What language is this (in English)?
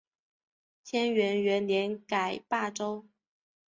Chinese